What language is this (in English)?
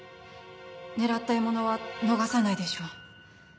Japanese